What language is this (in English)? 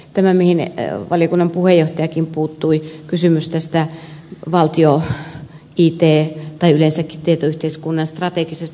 Finnish